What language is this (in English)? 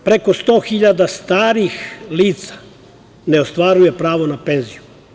Serbian